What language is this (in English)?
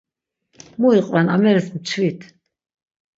Laz